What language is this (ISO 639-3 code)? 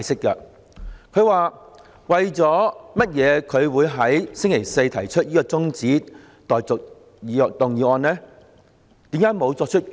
yue